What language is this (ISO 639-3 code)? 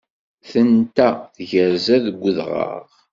kab